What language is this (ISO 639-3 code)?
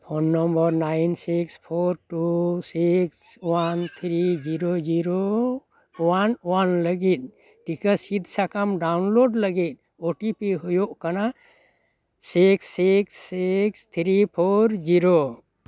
sat